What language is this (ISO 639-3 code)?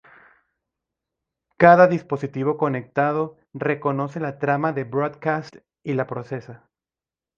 spa